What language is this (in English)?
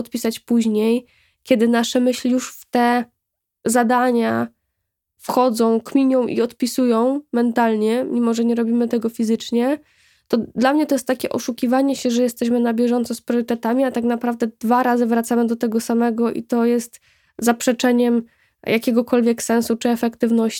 Polish